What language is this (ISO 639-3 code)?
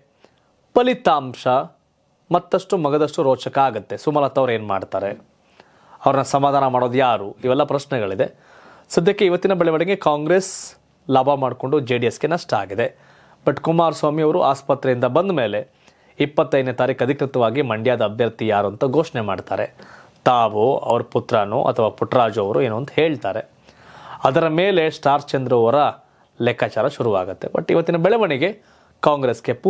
kan